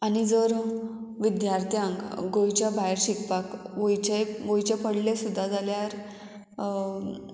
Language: Konkani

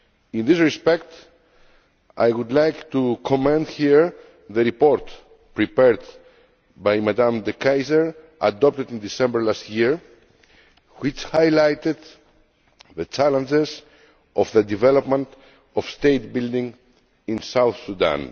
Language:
English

